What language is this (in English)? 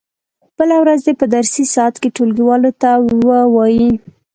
Pashto